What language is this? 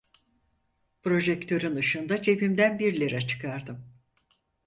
Turkish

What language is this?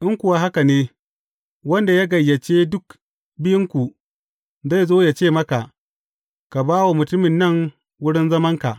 Hausa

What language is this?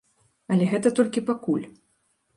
Belarusian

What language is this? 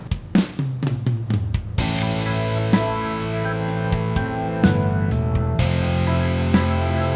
Indonesian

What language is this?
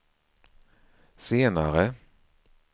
Swedish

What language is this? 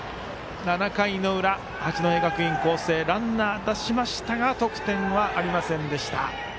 Japanese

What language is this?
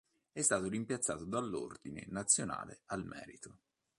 Italian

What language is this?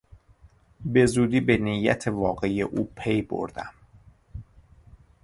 Persian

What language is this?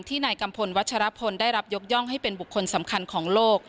Thai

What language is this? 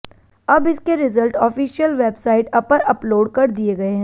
Hindi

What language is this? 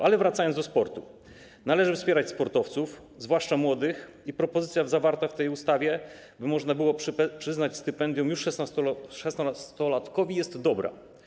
Polish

